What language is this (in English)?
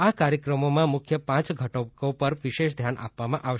Gujarati